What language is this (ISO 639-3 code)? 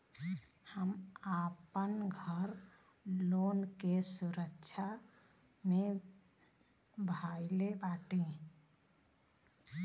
bho